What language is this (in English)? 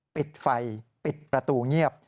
Thai